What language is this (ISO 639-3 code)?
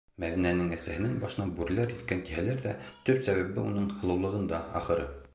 bak